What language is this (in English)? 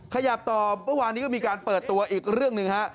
Thai